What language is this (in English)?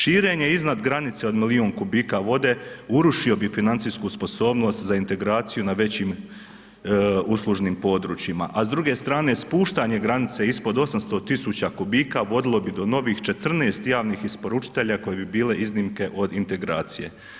Croatian